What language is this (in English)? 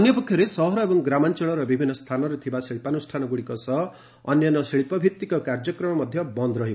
Odia